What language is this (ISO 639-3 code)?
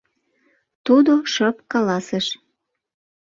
chm